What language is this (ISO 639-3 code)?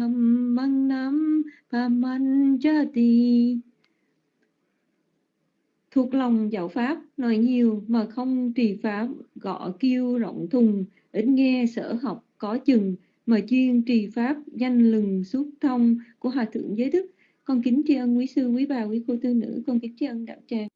vie